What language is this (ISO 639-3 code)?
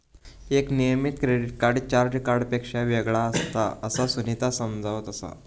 mar